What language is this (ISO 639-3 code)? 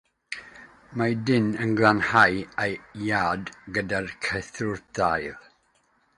cym